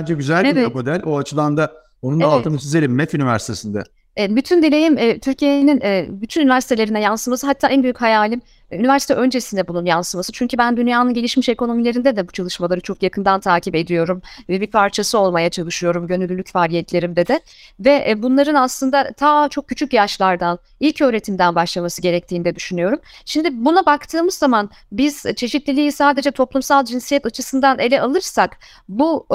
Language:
Turkish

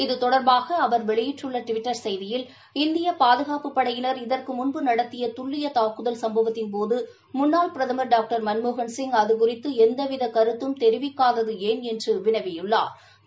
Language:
Tamil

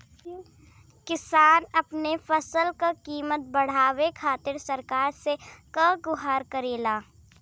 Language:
Bhojpuri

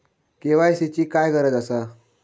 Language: Marathi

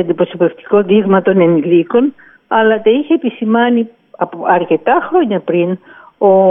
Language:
Greek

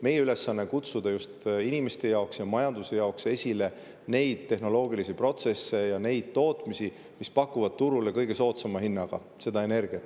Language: Estonian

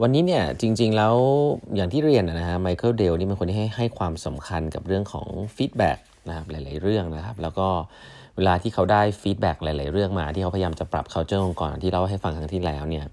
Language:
Thai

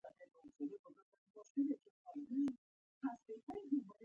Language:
Pashto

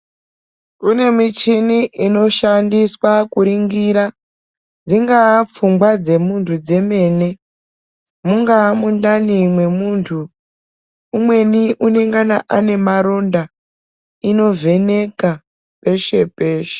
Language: Ndau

